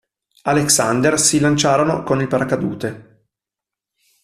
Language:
Italian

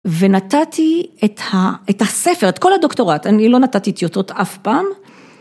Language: Hebrew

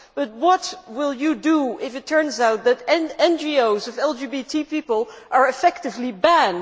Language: English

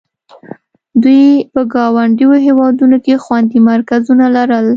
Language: Pashto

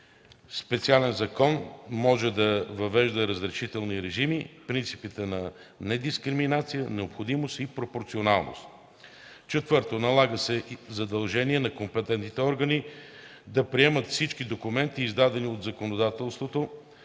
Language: Bulgarian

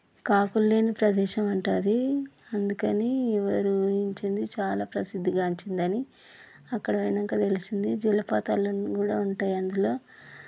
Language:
Telugu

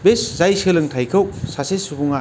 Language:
Bodo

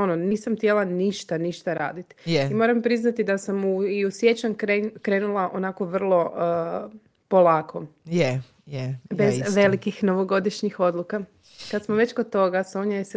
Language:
Croatian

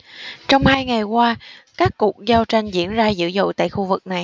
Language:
Vietnamese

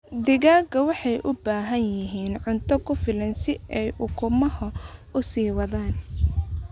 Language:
Somali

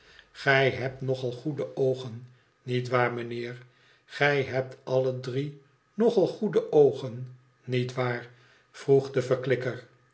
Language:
Dutch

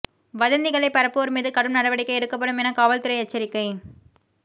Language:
Tamil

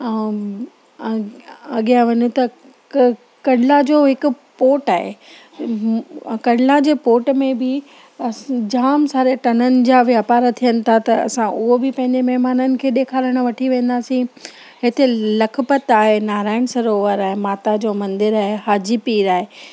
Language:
Sindhi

